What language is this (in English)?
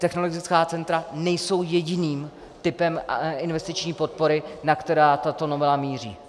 Czech